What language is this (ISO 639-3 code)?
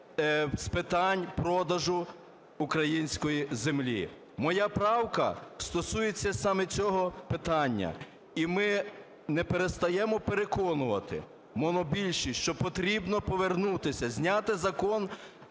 ukr